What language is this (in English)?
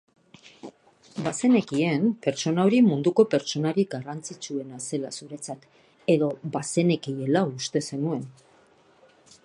Basque